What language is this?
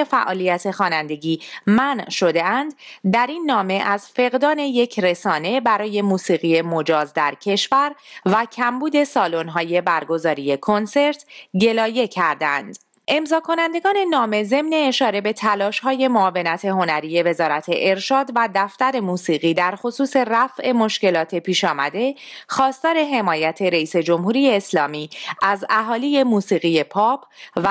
Persian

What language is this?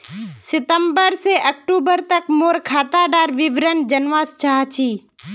Magahi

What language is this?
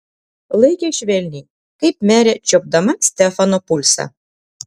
Lithuanian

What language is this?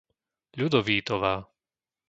Slovak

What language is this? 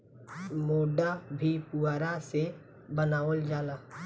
Bhojpuri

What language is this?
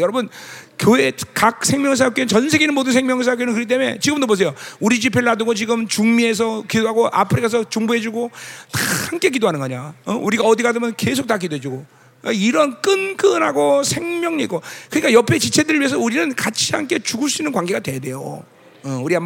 Korean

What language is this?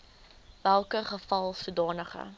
Afrikaans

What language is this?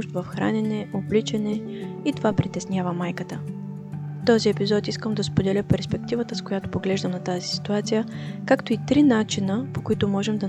Bulgarian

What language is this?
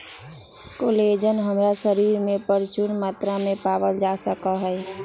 Magahi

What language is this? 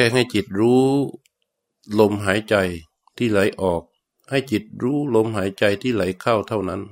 Thai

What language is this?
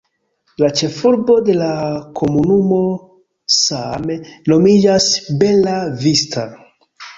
Esperanto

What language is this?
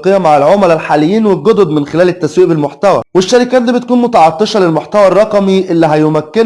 Arabic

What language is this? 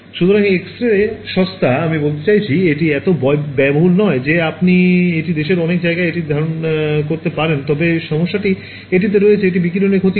Bangla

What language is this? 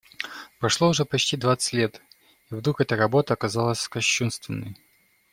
Russian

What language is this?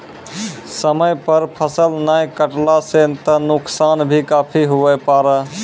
Maithili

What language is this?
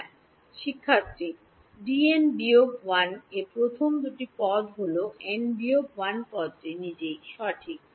Bangla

